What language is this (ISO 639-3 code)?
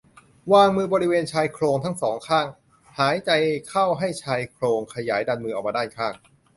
tha